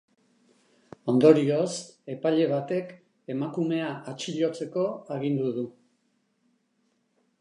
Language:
Basque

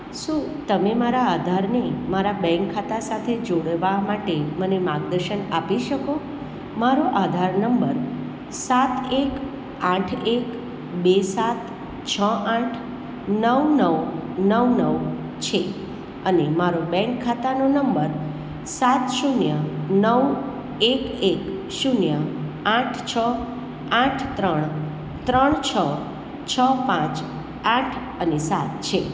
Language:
Gujarati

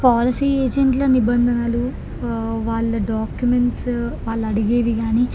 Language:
Telugu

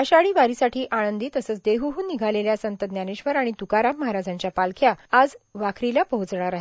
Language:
Marathi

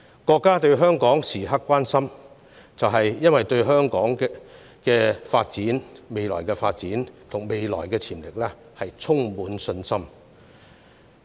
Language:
Cantonese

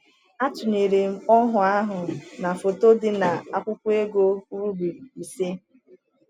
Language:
Igbo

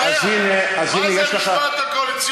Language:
Hebrew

